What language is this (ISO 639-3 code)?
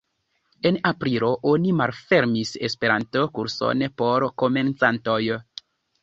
epo